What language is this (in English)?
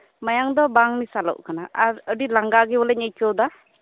Santali